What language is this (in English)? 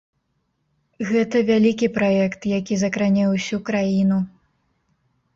Belarusian